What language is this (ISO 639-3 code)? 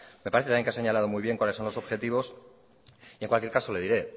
spa